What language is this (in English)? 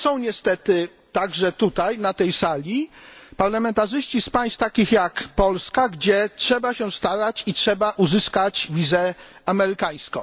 Polish